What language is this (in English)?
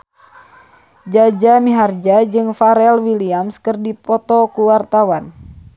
Sundanese